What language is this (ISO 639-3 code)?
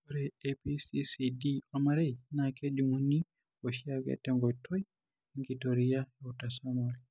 mas